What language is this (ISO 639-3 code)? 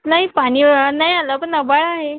mar